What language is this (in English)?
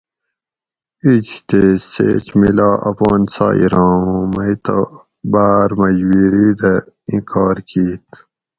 Gawri